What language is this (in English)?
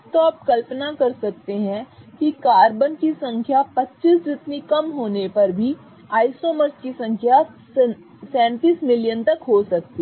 Hindi